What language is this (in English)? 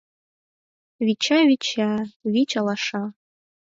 Mari